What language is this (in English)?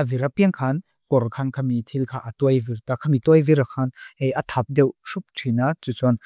Mizo